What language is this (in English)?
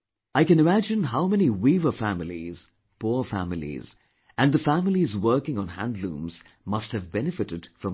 English